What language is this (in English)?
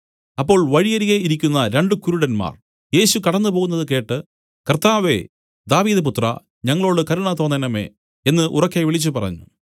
Malayalam